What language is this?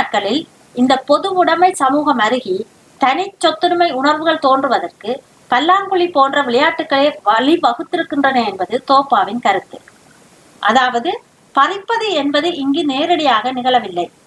Tamil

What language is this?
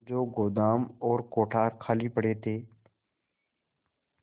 Hindi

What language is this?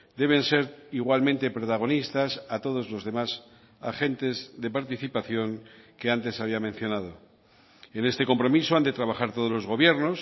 Spanish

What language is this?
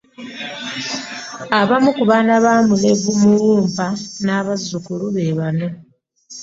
Ganda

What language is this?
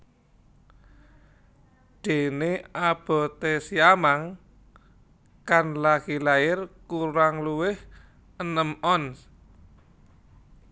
Javanese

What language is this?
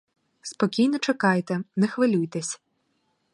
Ukrainian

